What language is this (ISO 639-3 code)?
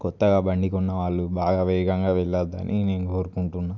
tel